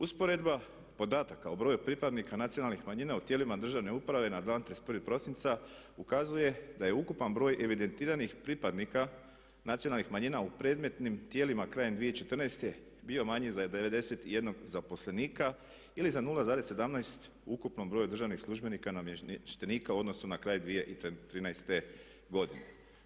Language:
Croatian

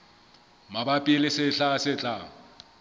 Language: Southern Sotho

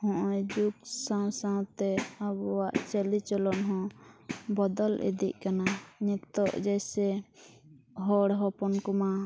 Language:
Santali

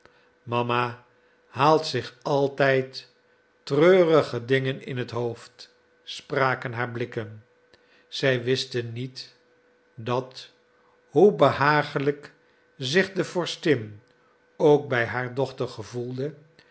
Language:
Dutch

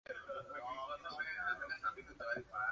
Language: Spanish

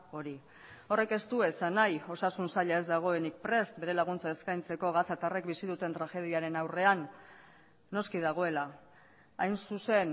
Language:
Basque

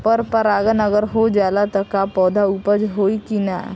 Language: Bhojpuri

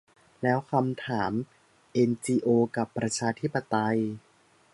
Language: Thai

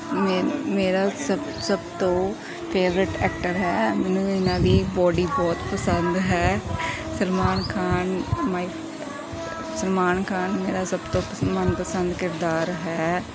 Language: Punjabi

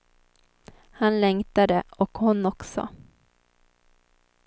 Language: Swedish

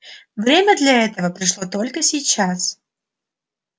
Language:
Russian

